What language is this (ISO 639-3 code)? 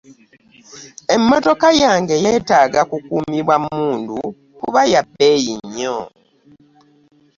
lug